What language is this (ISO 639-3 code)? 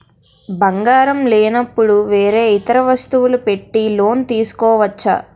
tel